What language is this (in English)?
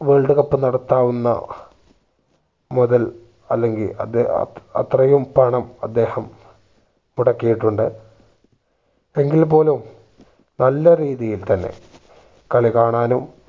Malayalam